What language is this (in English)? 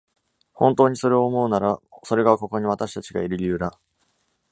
Japanese